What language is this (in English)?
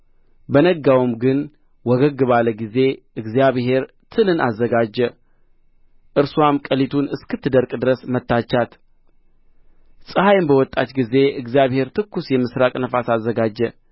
Amharic